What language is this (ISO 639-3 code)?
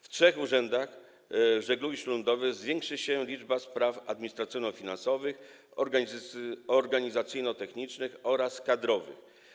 pol